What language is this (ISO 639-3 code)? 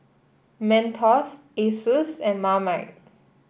eng